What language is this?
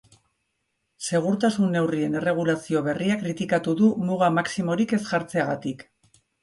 Basque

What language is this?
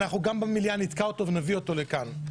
Hebrew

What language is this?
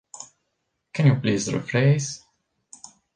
English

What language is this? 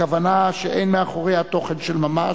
Hebrew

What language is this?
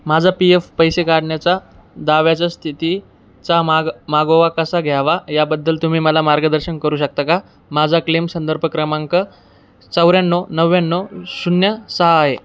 Marathi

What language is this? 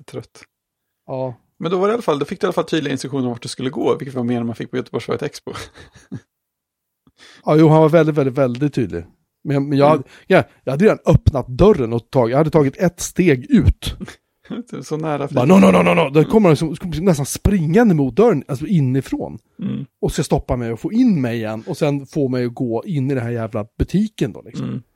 Swedish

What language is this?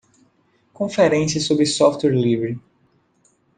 Portuguese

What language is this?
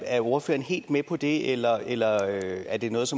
Danish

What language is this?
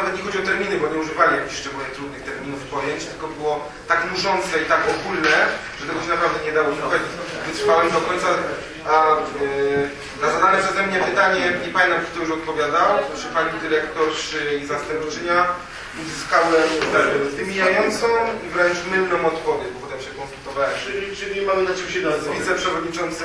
Polish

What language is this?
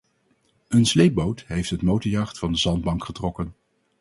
Dutch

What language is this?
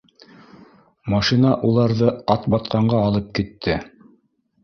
Bashkir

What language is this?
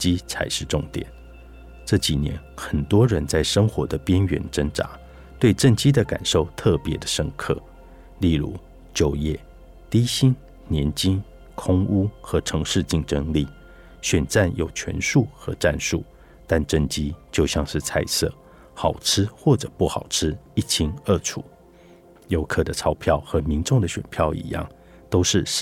Chinese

